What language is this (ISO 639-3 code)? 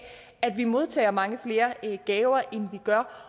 dan